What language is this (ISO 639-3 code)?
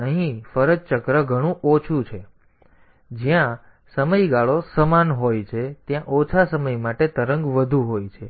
guj